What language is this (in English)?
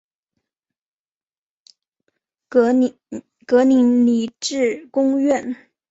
Chinese